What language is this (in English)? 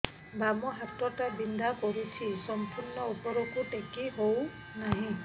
Odia